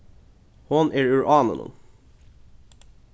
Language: Faroese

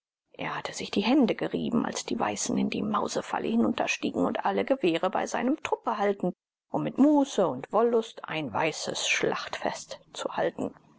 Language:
German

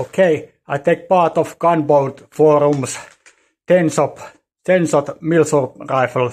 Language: Finnish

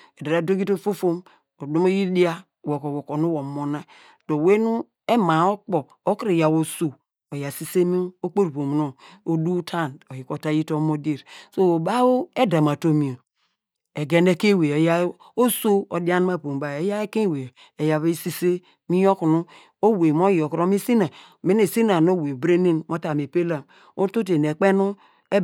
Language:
Degema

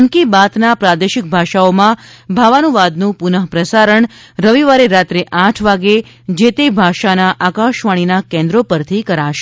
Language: Gujarati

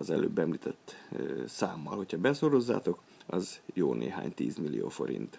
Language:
Hungarian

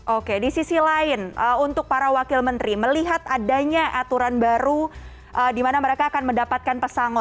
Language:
Indonesian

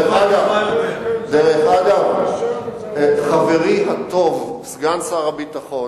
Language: Hebrew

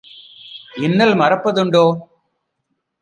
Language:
Tamil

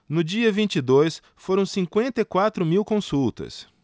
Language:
Portuguese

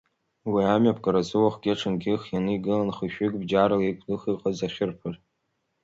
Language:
Abkhazian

